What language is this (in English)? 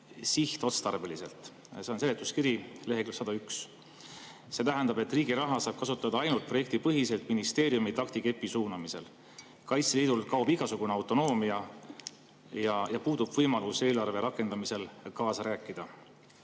Estonian